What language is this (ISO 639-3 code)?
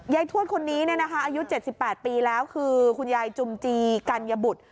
tha